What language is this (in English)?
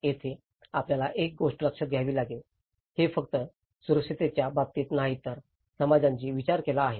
Marathi